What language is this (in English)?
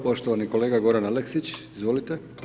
Croatian